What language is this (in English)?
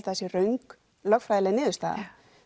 Icelandic